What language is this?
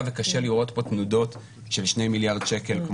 Hebrew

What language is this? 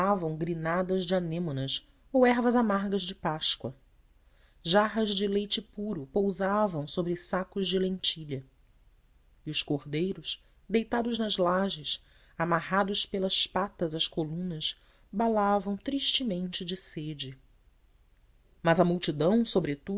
Portuguese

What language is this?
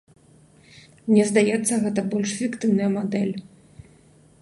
Belarusian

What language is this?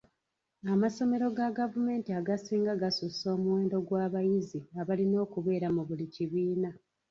Ganda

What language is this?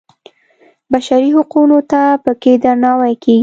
Pashto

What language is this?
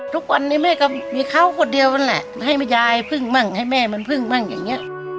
Thai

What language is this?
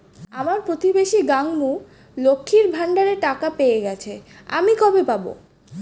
Bangla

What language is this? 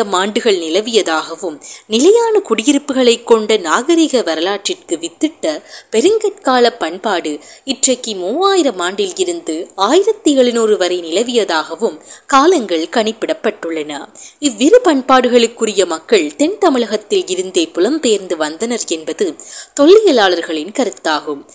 Tamil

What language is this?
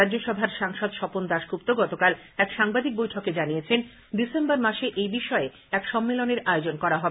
Bangla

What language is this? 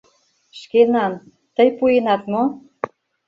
Mari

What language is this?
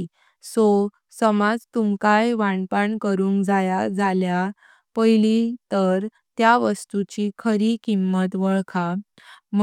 Konkani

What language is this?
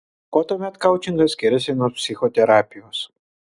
Lithuanian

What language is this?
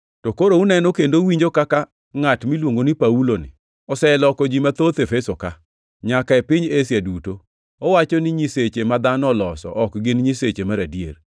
Luo (Kenya and Tanzania)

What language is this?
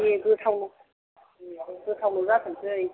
Bodo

